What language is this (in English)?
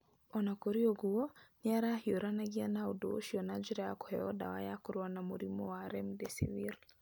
Kikuyu